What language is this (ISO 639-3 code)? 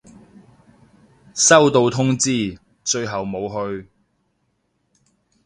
yue